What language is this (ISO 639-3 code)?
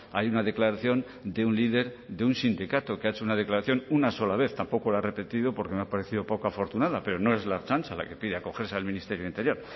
spa